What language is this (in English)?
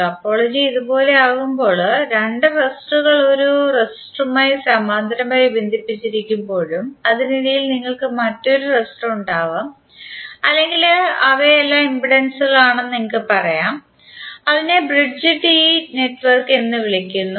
Malayalam